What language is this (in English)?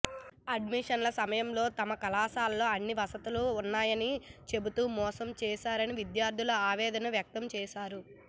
Telugu